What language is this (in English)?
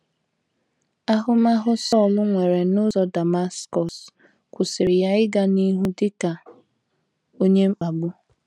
Igbo